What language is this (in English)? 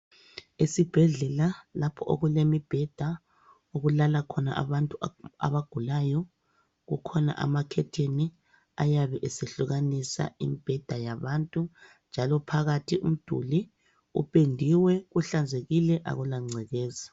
North Ndebele